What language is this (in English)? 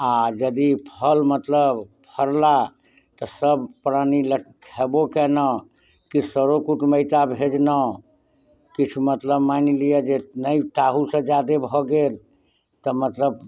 Maithili